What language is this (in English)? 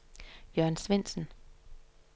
Danish